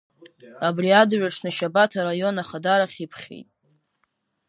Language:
Abkhazian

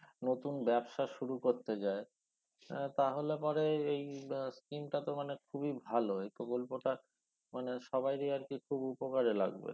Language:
Bangla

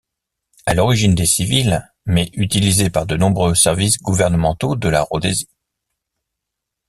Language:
French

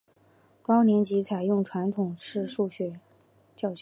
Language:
Chinese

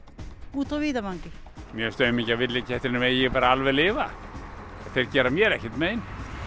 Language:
Icelandic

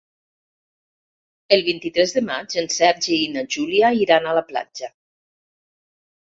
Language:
Catalan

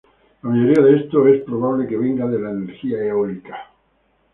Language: Spanish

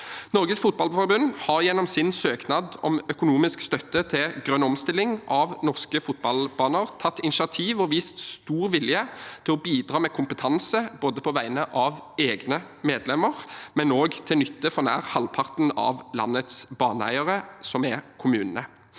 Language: Norwegian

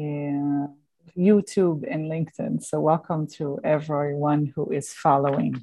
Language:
English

